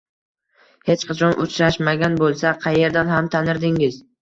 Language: Uzbek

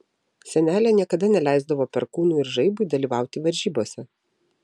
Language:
Lithuanian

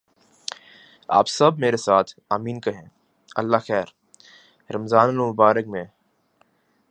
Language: Urdu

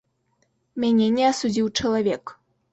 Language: Belarusian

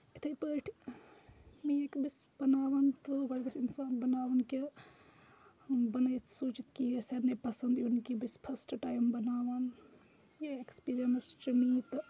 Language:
Kashmiri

